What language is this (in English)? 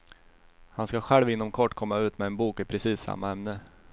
Swedish